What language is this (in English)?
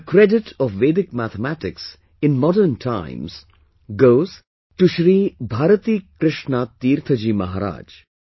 English